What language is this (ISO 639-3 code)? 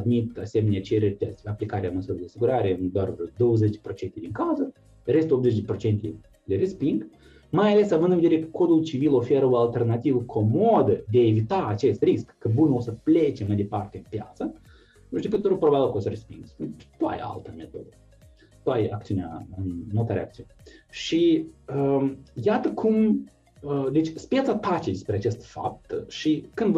ron